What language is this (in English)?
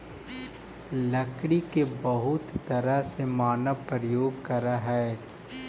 Magahi